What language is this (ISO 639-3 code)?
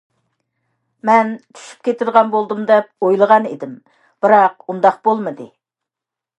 uig